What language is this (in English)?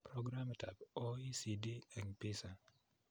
Kalenjin